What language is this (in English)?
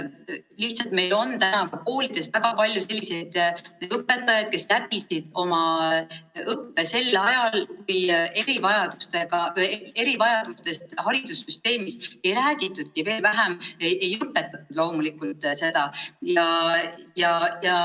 Estonian